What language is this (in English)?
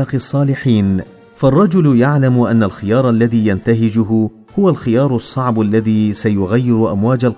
Arabic